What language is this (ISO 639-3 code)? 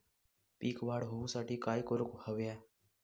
mar